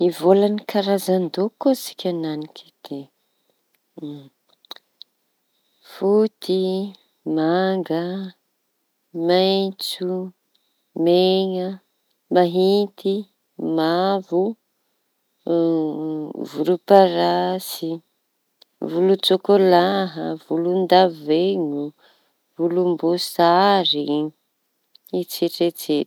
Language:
Tanosy Malagasy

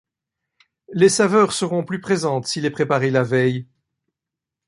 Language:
French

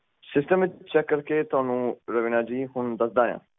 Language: Punjabi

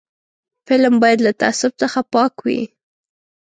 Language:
Pashto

